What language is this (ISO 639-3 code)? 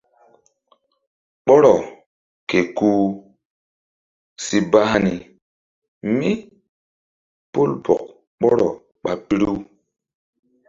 mdd